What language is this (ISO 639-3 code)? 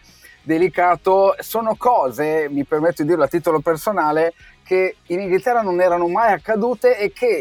ita